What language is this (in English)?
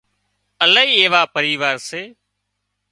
Wadiyara Koli